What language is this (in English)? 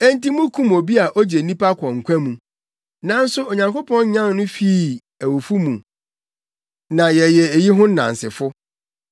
Akan